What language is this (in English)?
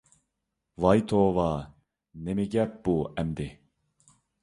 Uyghur